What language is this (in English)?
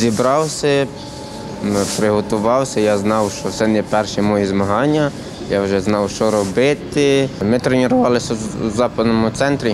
Ukrainian